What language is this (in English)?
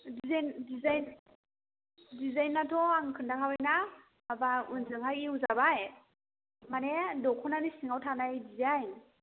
Bodo